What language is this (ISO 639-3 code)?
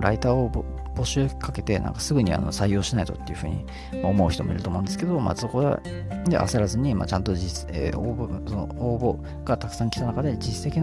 jpn